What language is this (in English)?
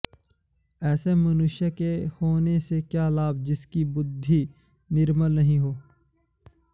Sanskrit